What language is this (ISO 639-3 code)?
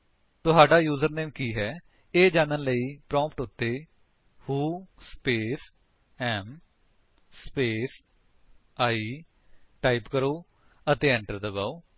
pan